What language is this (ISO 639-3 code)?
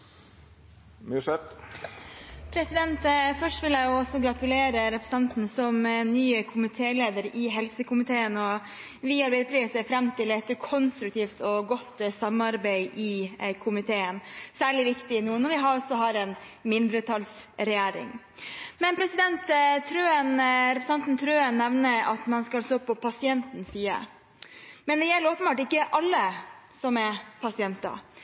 nor